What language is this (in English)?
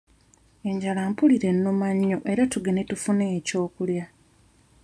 Ganda